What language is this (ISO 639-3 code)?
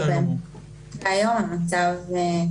heb